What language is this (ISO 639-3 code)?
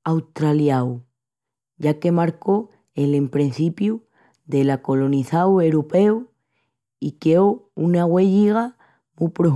ext